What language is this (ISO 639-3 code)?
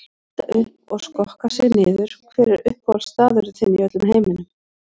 isl